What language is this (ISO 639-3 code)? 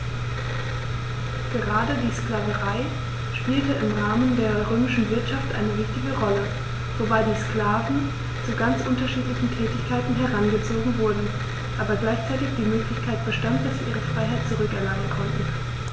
deu